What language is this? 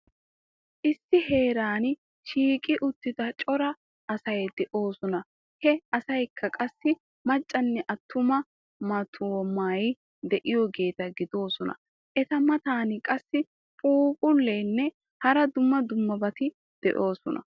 Wolaytta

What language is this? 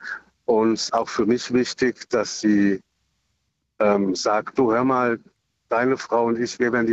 German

